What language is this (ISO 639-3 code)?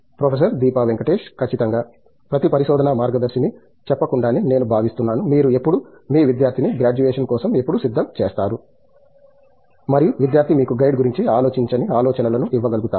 tel